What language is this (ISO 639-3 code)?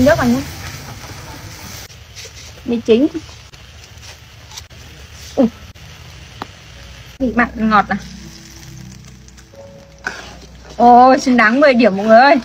vie